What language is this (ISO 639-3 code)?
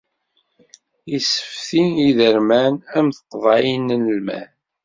kab